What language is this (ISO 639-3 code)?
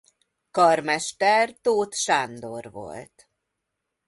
hun